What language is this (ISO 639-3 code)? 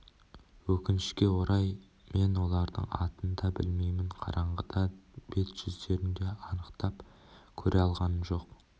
kaz